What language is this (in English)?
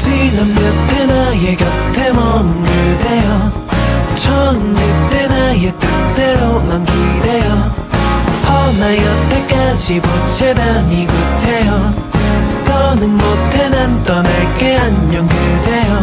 Korean